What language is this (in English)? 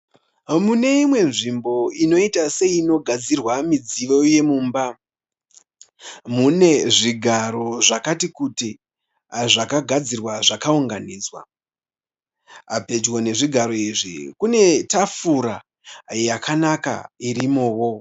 Shona